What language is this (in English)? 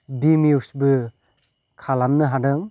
Bodo